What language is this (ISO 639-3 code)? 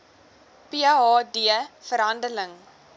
afr